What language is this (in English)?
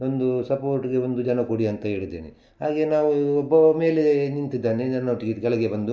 Kannada